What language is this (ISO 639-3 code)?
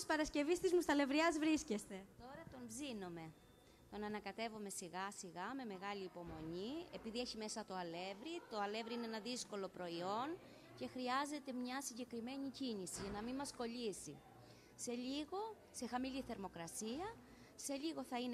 ell